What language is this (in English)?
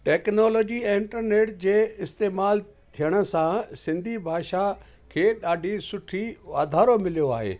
Sindhi